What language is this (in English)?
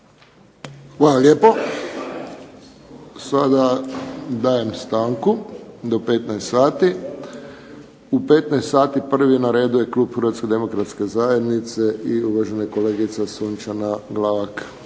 Croatian